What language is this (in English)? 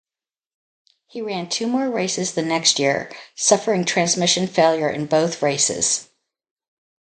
English